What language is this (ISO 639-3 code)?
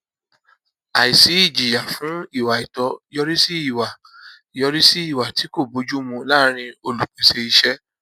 yor